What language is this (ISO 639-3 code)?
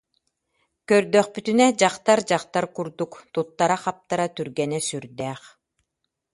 sah